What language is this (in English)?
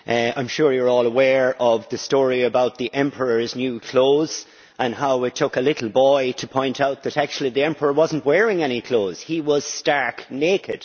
English